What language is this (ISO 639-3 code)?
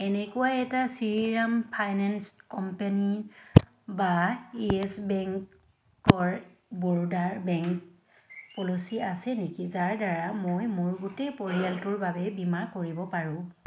asm